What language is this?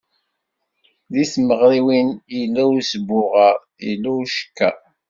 Kabyle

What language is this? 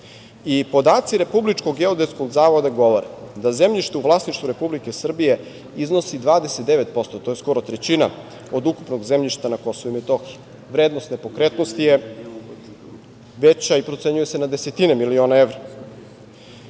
Serbian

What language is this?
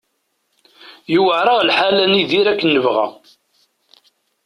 Kabyle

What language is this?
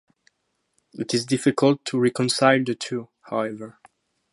English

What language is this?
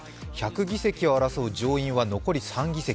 Japanese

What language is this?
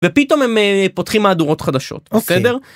Hebrew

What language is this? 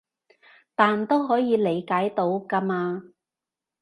Cantonese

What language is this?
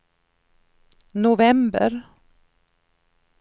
Swedish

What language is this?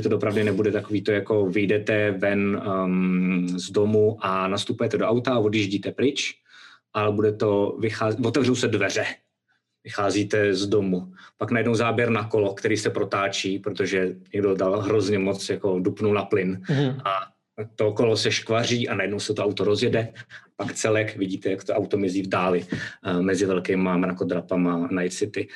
Czech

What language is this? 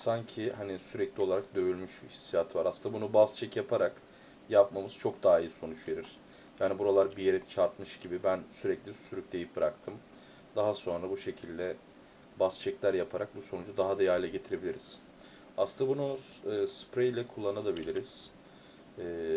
Turkish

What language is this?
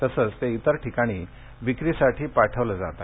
Marathi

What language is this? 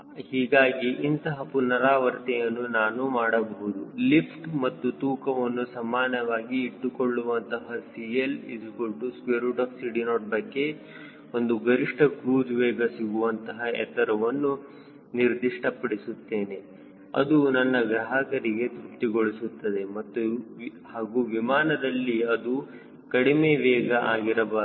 Kannada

